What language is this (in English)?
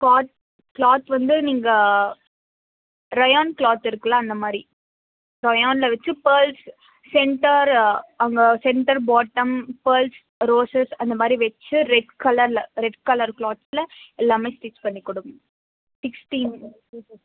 Tamil